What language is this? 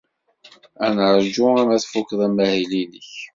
Kabyle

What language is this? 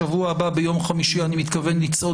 Hebrew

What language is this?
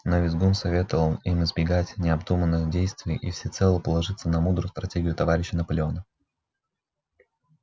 Russian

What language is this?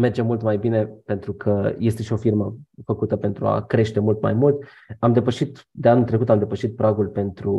Romanian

